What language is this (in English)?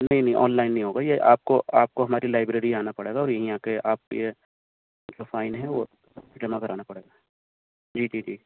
Urdu